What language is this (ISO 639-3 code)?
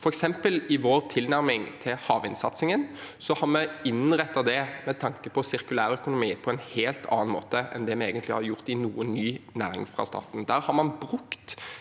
nor